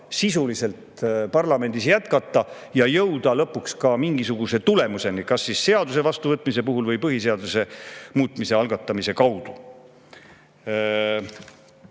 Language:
Estonian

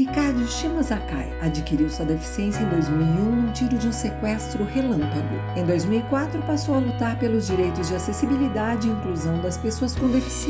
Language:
Portuguese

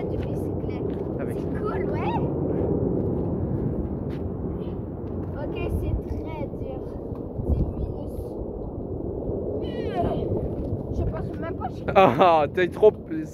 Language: French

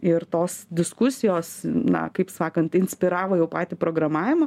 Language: Lithuanian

